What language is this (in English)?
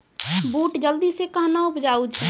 Maithili